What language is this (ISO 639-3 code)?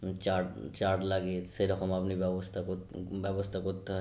ben